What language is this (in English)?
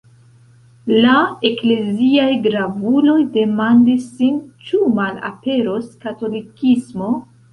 Esperanto